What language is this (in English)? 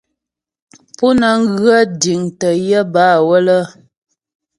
Ghomala